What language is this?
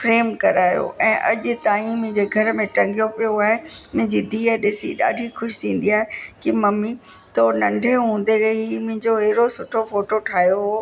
Sindhi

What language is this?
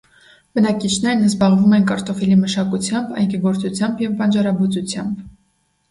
Armenian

